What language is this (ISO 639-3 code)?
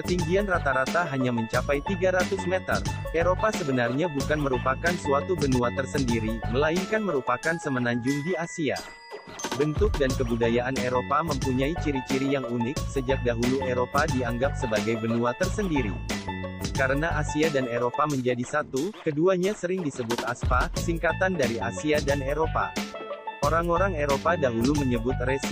ind